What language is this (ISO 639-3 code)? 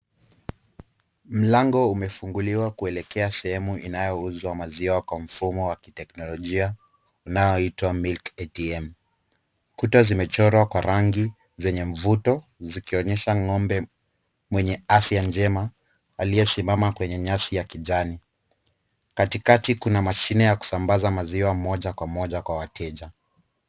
swa